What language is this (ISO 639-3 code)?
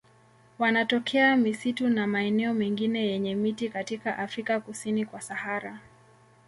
swa